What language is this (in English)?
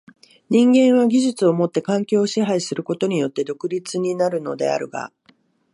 Japanese